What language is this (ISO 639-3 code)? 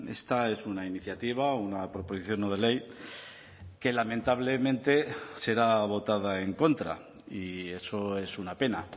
spa